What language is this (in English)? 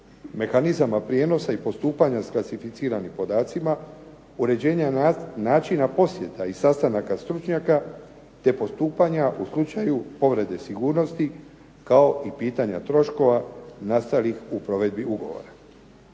Croatian